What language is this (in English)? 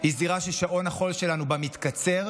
Hebrew